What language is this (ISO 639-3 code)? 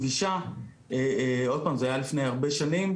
heb